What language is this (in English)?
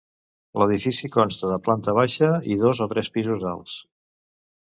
Catalan